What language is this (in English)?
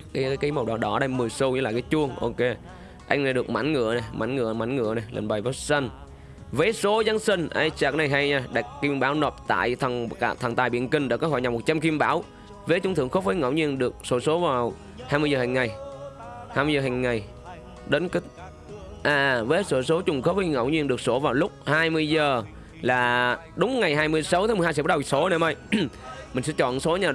Vietnamese